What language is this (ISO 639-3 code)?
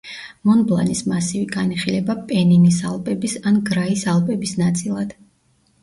kat